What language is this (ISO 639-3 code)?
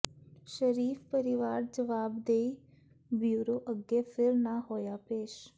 pan